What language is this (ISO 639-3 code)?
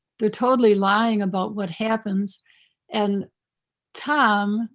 eng